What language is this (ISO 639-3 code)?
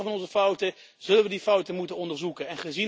nld